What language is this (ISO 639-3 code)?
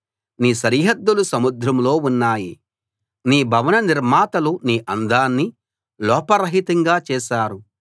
tel